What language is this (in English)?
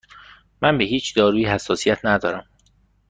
Persian